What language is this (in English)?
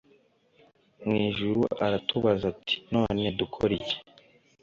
Kinyarwanda